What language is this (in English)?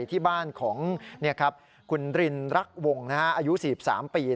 Thai